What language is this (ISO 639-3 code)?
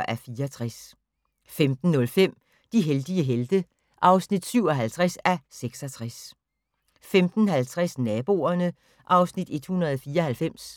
dan